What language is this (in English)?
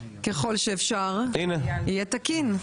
Hebrew